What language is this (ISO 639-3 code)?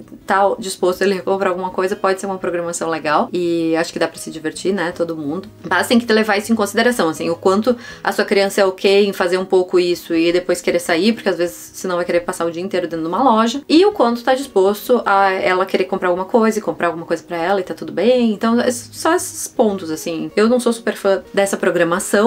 por